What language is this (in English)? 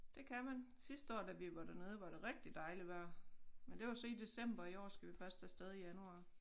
Danish